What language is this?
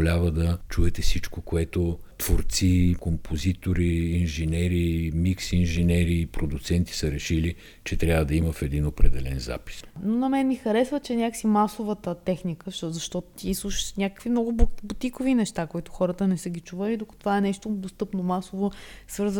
Bulgarian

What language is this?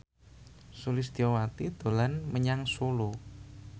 Javanese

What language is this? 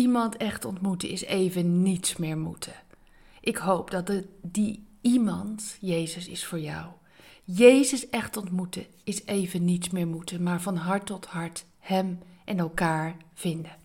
Dutch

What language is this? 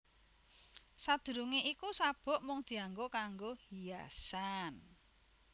Javanese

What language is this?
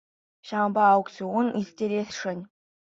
Chuvash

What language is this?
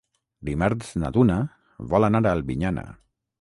Catalan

